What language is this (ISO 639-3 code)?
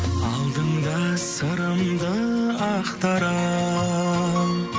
kaz